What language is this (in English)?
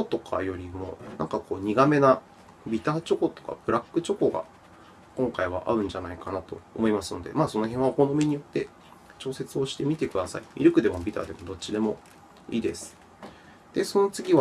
Japanese